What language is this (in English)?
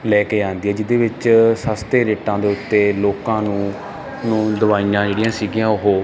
Punjabi